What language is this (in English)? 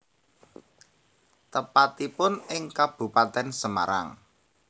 Javanese